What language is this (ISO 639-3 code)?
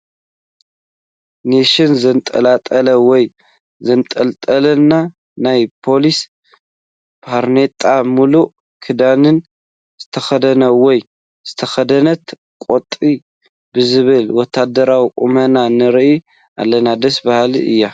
tir